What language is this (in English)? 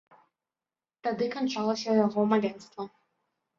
Belarusian